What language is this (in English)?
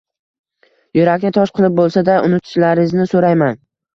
Uzbek